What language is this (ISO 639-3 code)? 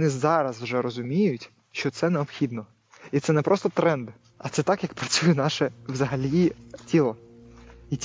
ukr